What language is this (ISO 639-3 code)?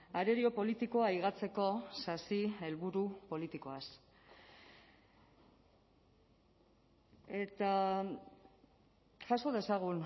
eus